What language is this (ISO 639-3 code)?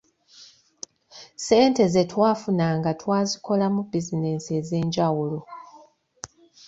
lug